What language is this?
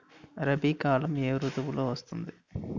Telugu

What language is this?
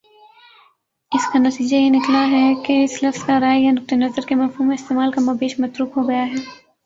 Urdu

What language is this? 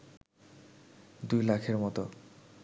Bangla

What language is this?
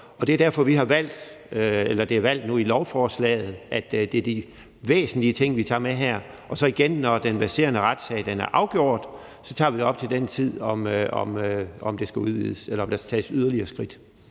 Danish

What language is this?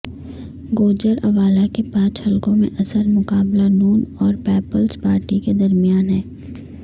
Urdu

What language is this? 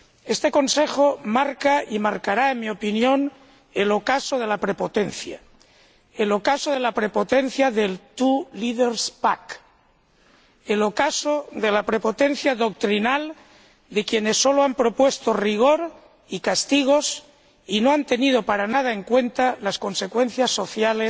Spanish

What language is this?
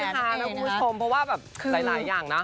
Thai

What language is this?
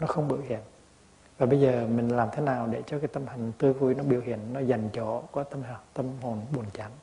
Vietnamese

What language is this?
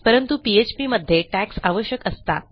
Marathi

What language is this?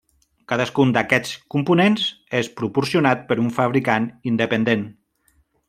Catalan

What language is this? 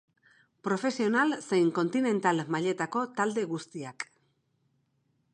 Basque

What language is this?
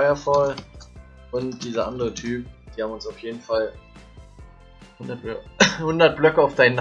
German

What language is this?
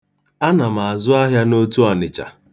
Igbo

